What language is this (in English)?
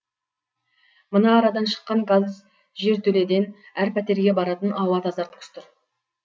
Kazakh